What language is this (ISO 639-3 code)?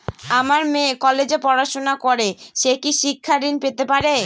ben